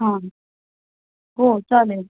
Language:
Marathi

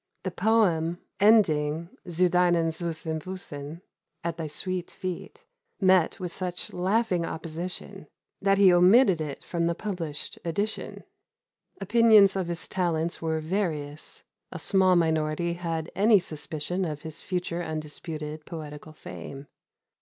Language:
English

